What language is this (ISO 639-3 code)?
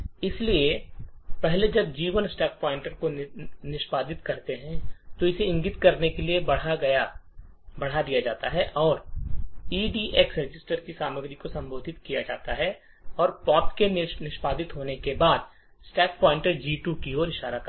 hin